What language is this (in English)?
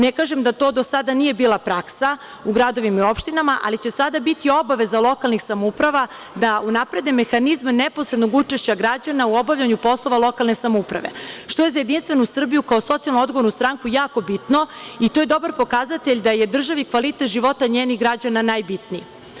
Serbian